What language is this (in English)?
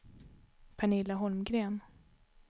Swedish